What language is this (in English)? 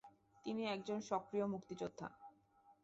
Bangla